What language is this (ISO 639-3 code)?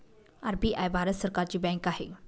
mar